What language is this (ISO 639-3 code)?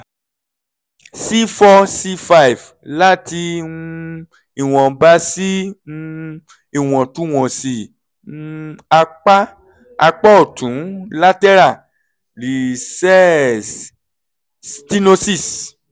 yor